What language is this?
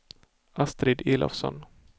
Swedish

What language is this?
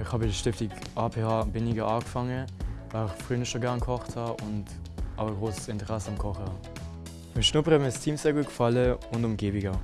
German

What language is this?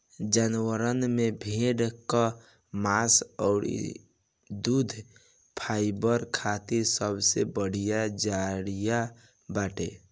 Bhojpuri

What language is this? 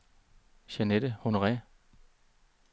Danish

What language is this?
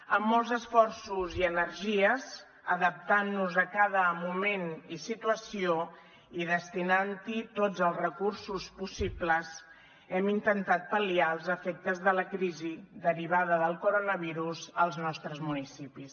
Catalan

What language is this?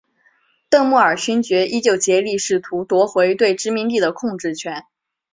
Chinese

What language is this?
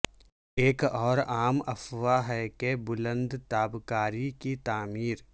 Urdu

